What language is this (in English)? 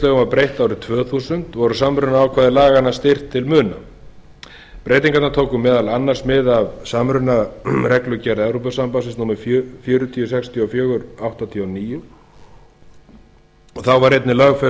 Icelandic